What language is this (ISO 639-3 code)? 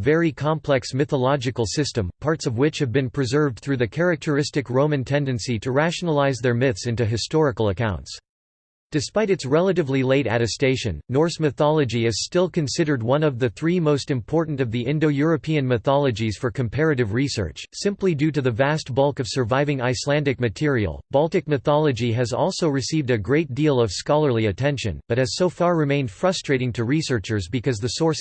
eng